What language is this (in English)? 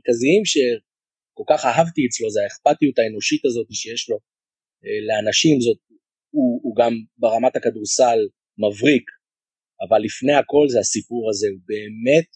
Hebrew